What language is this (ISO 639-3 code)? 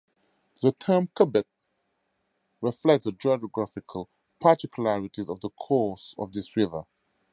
eng